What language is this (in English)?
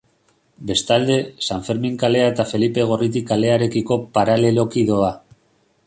Basque